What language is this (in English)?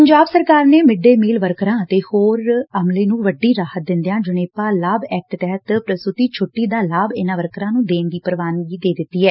Punjabi